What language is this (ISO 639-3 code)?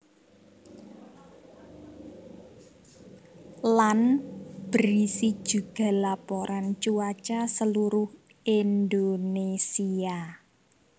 jav